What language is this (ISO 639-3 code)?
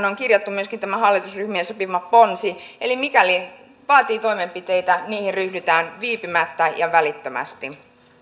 fin